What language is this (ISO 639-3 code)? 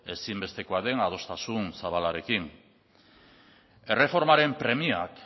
eus